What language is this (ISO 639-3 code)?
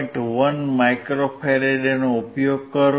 guj